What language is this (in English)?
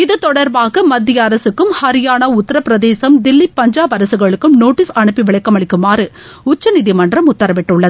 Tamil